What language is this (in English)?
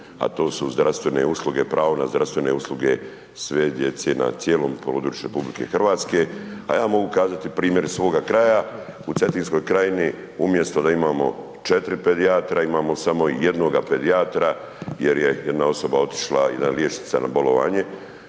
Croatian